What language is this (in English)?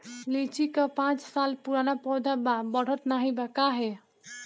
Bhojpuri